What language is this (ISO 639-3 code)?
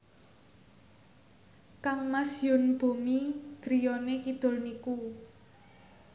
jav